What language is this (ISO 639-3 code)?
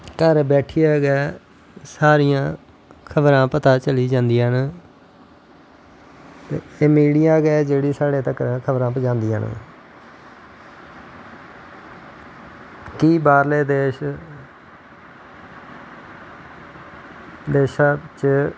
doi